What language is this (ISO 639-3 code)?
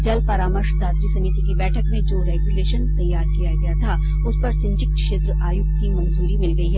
hin